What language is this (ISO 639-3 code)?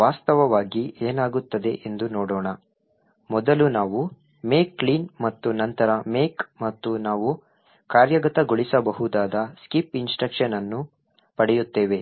kan